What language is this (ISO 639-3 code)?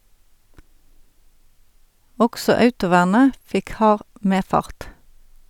nor